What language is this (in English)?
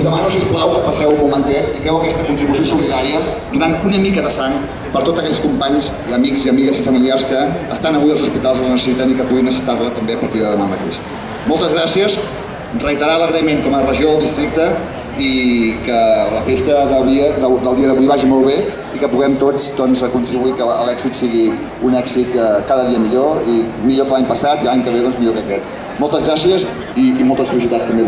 Indonesian